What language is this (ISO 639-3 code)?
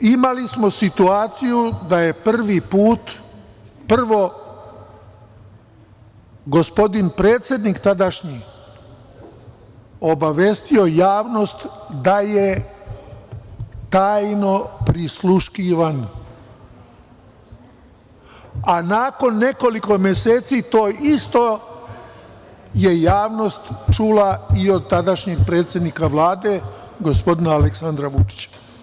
srp